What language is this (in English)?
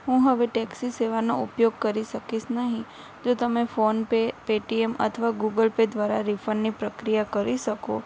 Gujarati